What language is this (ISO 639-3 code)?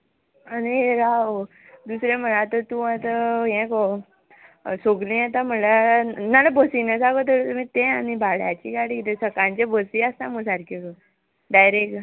kok